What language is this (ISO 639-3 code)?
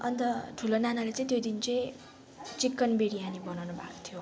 nep